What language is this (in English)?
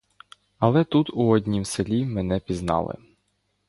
Ukrainian